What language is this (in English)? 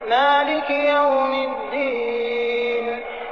Arabic